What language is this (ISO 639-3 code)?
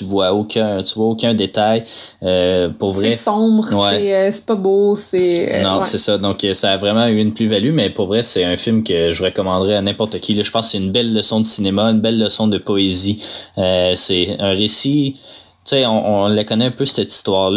fra